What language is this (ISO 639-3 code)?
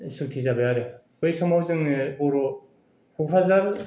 brx